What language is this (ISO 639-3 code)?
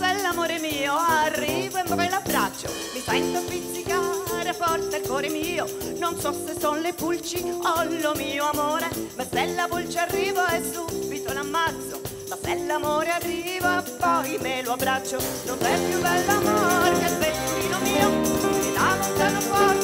ita